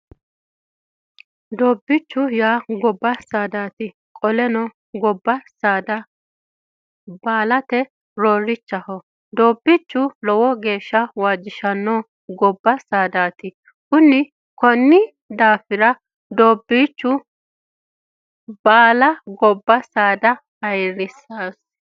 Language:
Sidamo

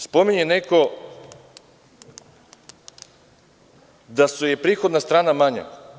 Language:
Serbian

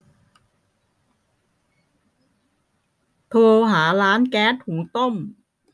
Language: Thai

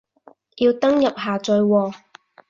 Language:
Cantonese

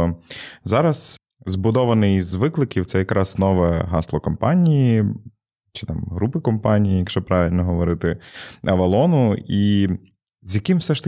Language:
Ukrainian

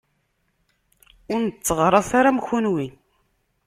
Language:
Kabyle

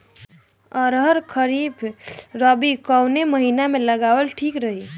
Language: Bhojpuri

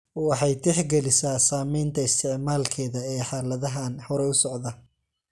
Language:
Somali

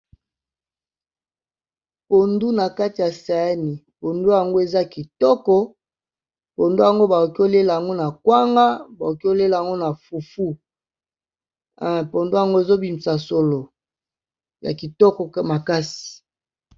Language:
Lingala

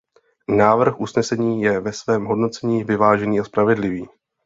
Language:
Czech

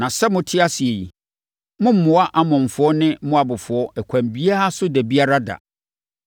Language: Akan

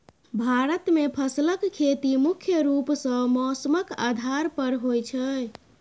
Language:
Maithili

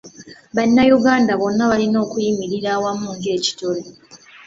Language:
Ganda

